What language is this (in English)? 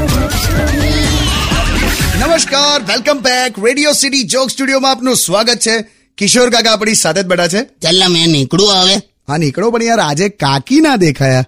Hindi